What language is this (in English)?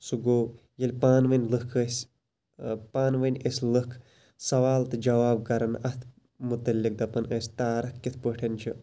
Kashmiri